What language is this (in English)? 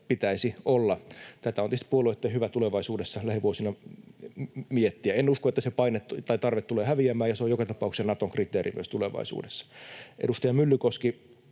Finnish